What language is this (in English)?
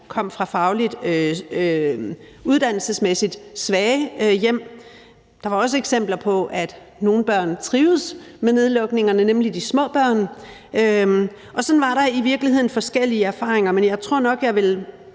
Danish